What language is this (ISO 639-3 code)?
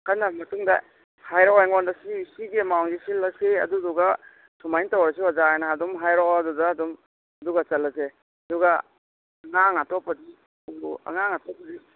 mni